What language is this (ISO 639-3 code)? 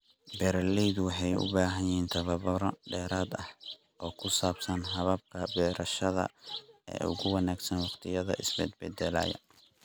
som